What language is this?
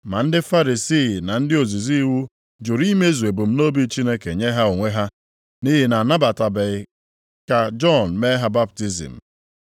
Igbo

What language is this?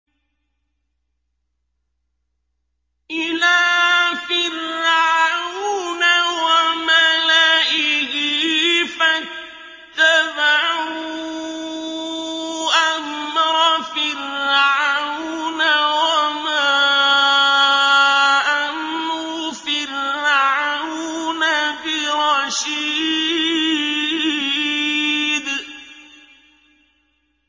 Arabic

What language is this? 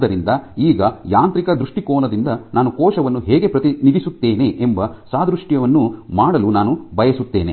Kannada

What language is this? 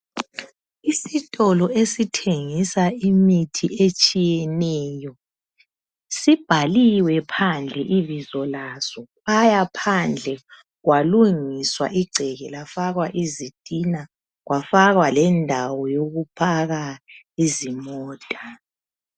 North Ndebele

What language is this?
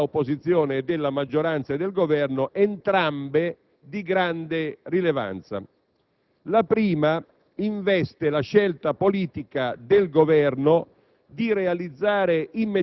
Italian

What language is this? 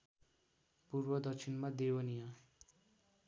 Nepali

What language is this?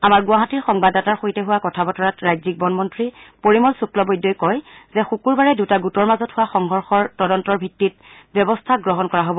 Assamese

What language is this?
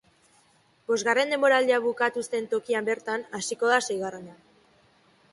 Basque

